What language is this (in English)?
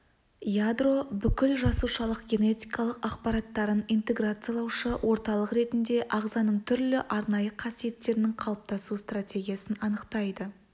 Kazakh